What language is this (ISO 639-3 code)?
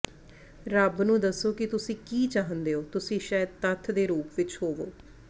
pan